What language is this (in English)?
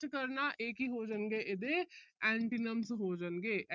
Punjabi